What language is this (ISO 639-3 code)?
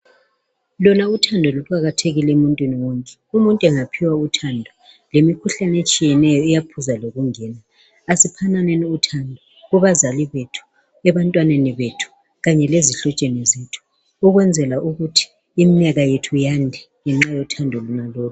nde